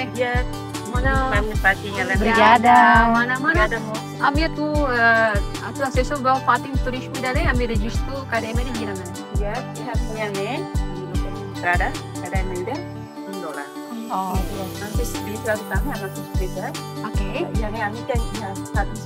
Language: Indonesian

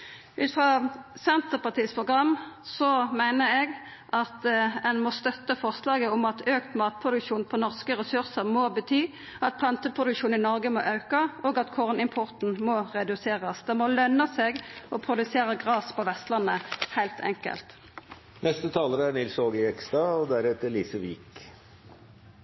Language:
Norwegian Nynorsk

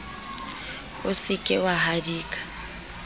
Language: Southern Sotho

